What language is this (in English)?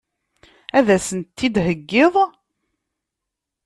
Kabyle